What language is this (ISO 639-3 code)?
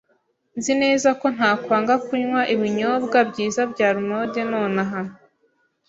kin